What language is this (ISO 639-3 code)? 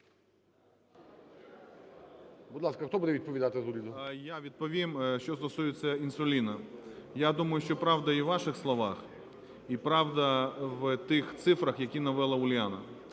ukr